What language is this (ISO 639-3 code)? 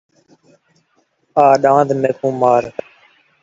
skr